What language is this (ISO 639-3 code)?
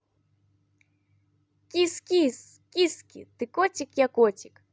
rus